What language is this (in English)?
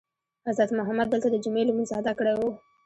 Pashto